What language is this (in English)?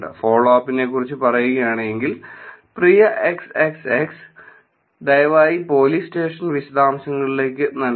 Malayalam